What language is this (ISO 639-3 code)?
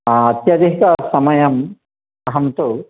san